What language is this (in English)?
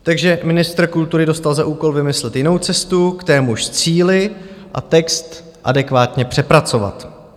Czech